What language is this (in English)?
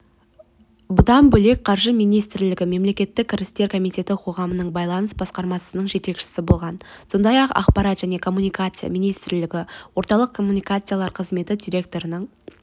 Kazakh